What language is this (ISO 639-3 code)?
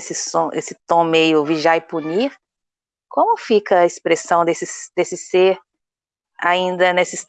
por